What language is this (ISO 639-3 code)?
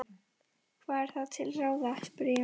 isl